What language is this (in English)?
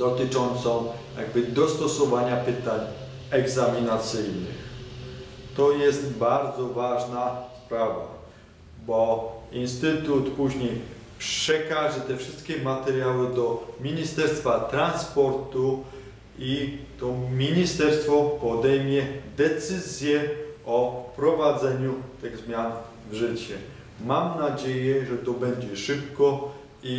Polish